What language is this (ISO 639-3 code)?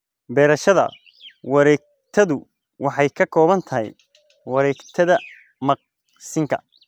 som